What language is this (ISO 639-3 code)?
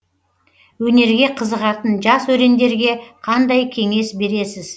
kaz